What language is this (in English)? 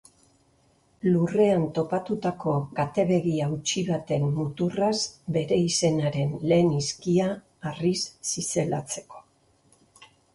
Basque